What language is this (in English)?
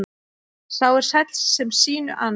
Icelandic